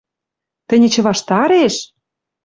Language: Western Mari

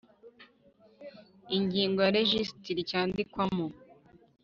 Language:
Kinyarwanda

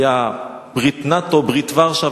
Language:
Hebrew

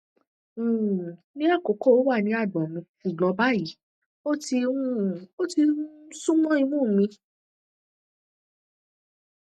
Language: Yoruba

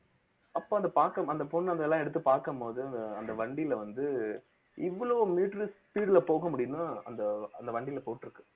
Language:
Tamil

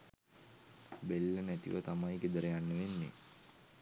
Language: Sinhala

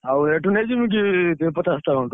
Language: Odia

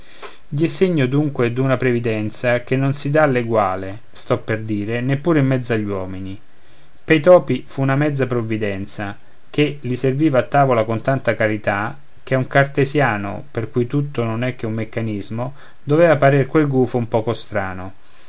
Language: Italian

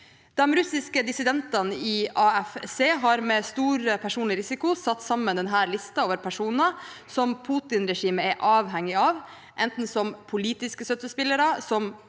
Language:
Norwegian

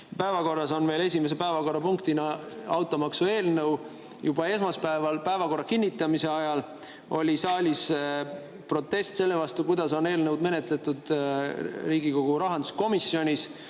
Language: Estonian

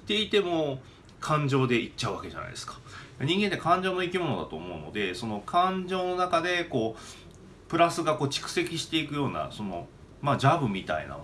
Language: Japanese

